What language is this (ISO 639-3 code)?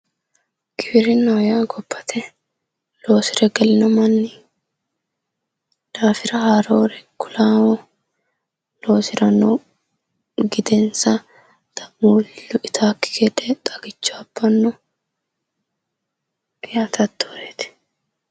sid